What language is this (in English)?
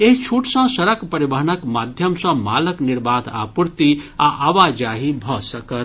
Maithili